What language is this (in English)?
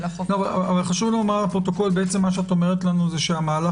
Hebrew